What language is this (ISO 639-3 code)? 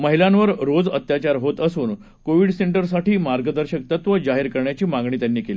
mar